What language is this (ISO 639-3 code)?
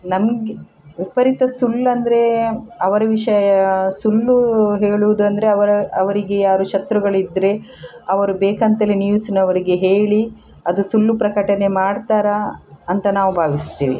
kan